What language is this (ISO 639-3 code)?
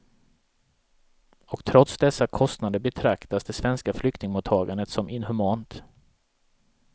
swe